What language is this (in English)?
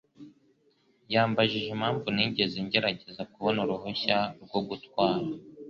Kinyarwanda